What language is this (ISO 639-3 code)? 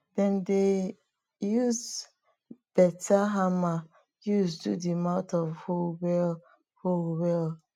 pcm